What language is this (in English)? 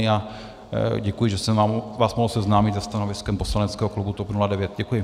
Czech